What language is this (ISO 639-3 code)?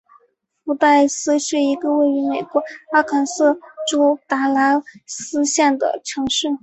zho